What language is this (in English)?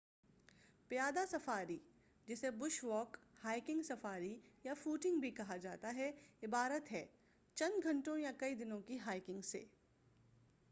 Urdu